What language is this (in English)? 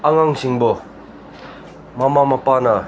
Manipuri